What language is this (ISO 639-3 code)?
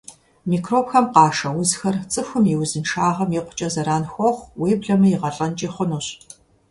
kbd